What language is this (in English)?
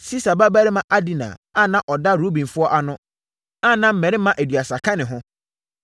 Akan